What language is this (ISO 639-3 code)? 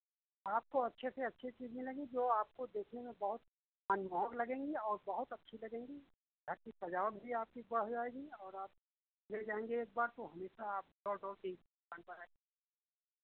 hin